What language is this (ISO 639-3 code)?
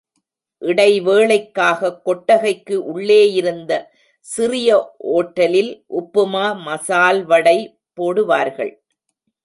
tam